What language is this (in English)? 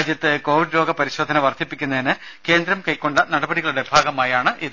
Malayalam